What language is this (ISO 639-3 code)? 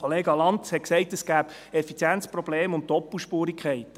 gsw